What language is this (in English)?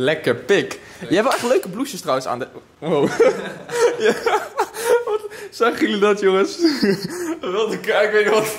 Dutch